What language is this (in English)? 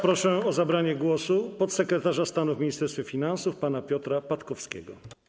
Polish